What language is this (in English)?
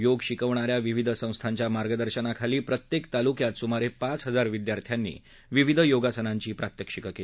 Marathi